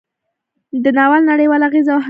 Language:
Pashto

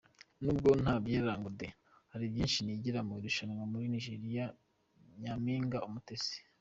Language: Kinyarwanda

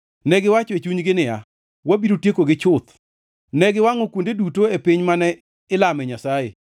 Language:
Luo (Kenya and Tanzania)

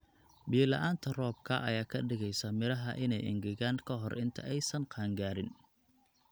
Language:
Somali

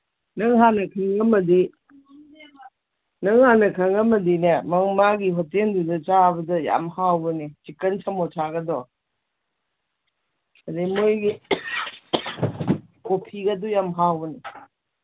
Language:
Manipuri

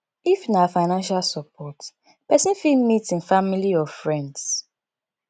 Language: Nigerian Pidgin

